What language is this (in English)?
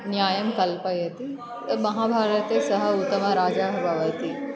Sanskrit